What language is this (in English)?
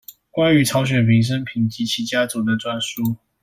Chinese